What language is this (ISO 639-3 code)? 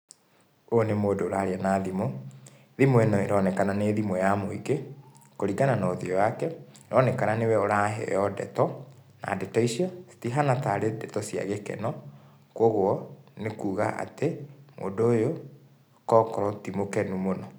kik